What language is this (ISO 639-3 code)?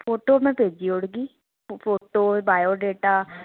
doi